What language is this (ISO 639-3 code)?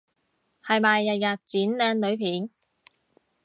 yue